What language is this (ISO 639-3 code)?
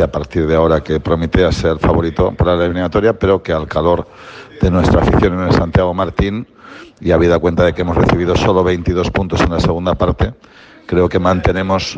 spa